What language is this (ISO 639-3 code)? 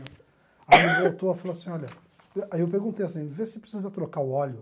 por